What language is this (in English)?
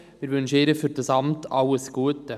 Swiss German